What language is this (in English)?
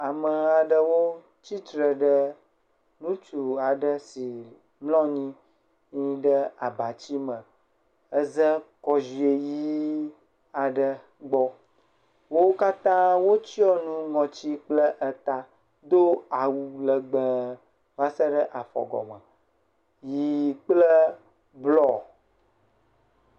Ewe